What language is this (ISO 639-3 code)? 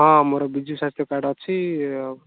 ori